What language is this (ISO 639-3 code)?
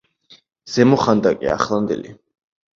kat